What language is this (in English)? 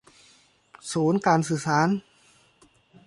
Thai